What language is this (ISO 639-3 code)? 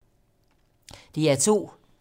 dan